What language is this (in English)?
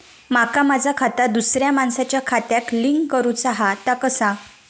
Marathi